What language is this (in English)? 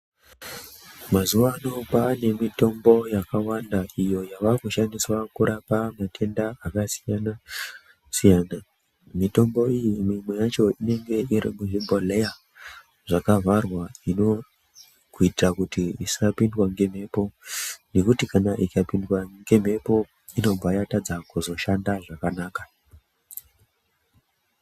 Ndau